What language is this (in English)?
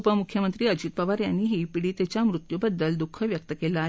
Marathi